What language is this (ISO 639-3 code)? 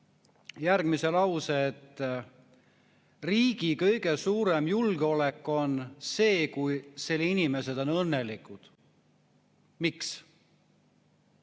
est